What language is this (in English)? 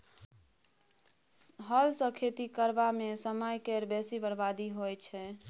Maithili